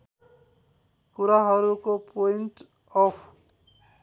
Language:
Nepali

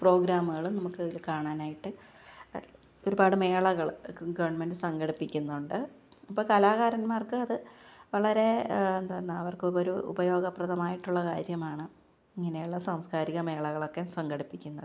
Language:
Malayalam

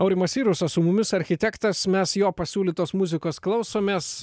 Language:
Lithuanian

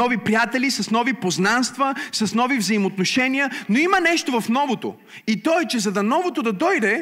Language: Bulgarian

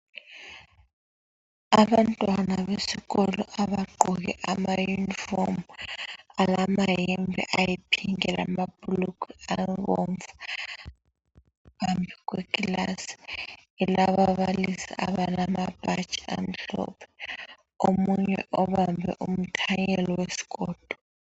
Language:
North Ndebele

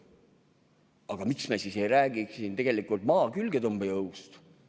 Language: Estonian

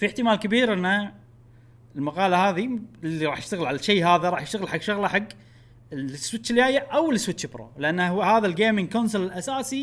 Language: Arabic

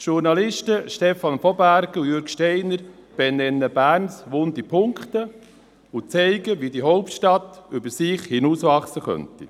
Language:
Swiss German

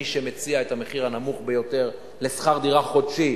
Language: Hebrew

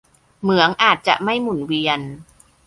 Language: Thai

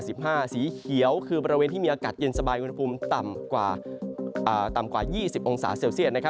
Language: Thai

